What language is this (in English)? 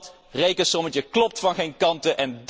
Dutch